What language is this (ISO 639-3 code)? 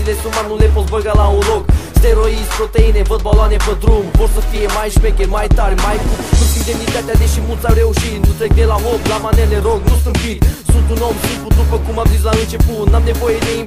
ron